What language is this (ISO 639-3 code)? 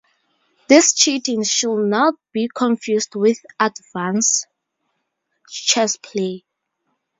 eng